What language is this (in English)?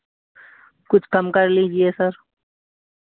Hindi